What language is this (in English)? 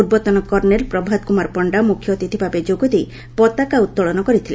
Odia